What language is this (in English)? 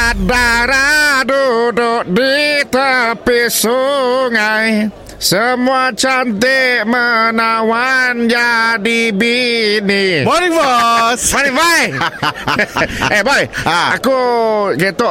Malay